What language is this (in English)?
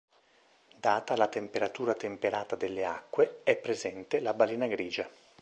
Italian